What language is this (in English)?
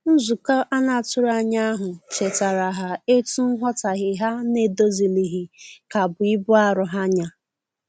Igbo